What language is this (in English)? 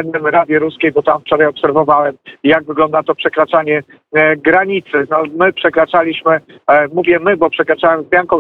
Polish